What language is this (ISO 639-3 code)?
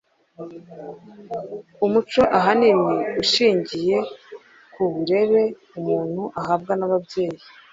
kin